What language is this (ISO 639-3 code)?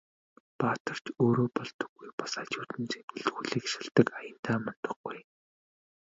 mon